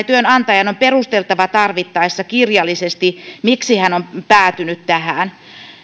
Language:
Finnish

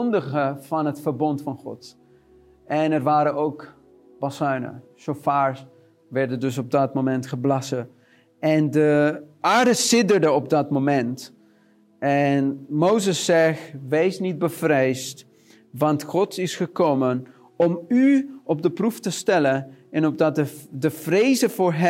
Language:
Dutch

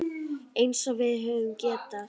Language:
Icelandic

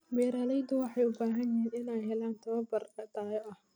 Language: Somali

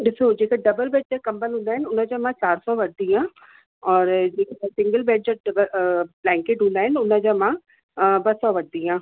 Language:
Sindhi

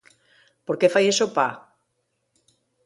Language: Asturian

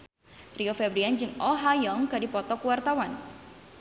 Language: Sundanese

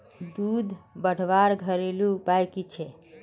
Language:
Magahi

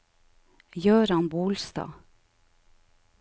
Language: Norwegian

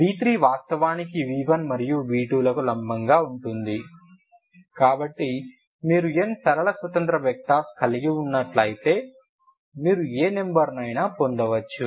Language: Telugu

